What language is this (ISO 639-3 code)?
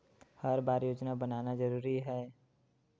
hne